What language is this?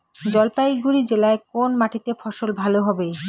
Bangla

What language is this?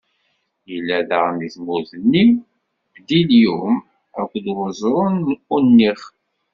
Kabyle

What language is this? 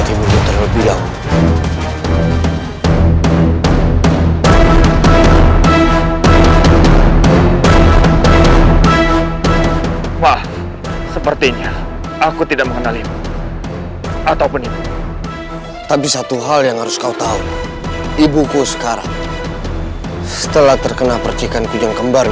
Indonesian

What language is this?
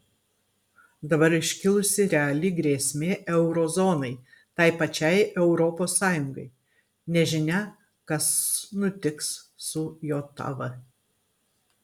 Lithuanian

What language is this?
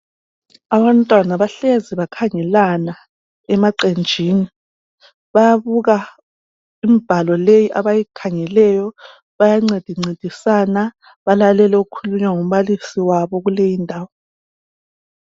North Ndebele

